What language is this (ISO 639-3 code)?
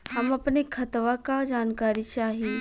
bho